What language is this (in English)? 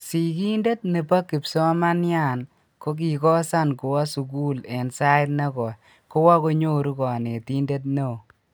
Kalenjin